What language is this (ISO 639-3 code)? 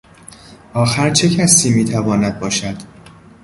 fas